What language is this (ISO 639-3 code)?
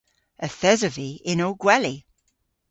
cor